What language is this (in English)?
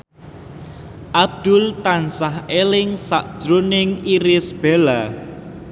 Javanese